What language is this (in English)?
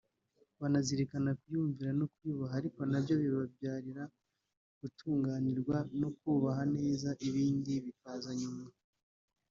Kinyarwanda